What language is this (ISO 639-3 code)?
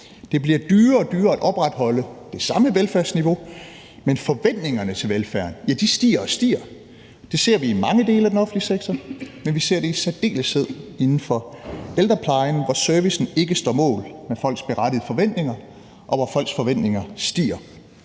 dan